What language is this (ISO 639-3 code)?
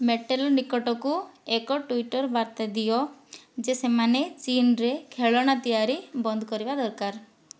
ori